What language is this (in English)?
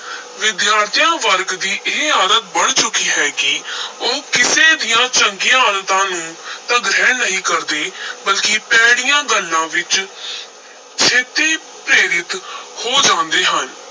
Punjabi